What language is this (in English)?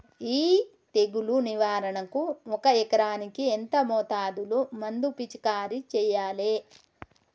Telugu